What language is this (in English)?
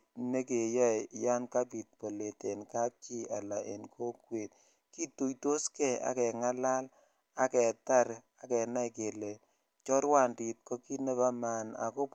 Kalenjin